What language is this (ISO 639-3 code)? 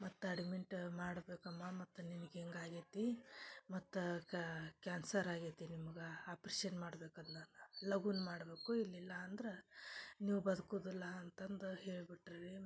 kan